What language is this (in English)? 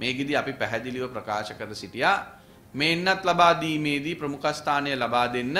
Hindi